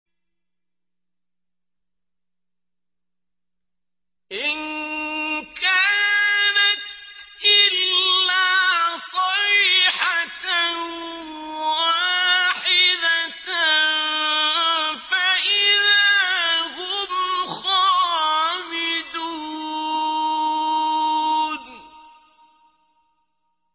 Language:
Arabic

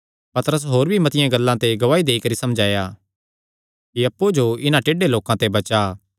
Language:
Kangri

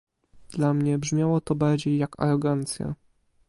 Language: Polish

